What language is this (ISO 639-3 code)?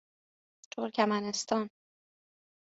fas